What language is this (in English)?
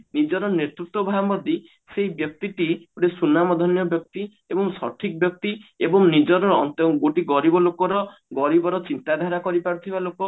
Odia